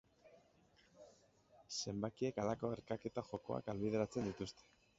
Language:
Basque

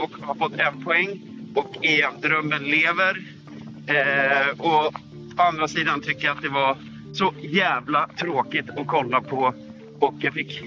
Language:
Swedish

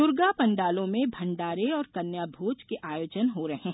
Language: Hindi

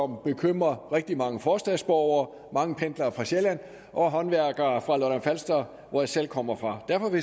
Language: Danish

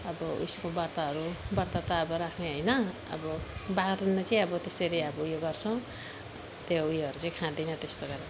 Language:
Nepali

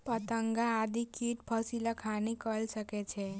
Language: Maithili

